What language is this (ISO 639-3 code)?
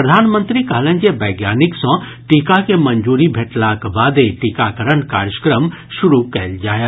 mai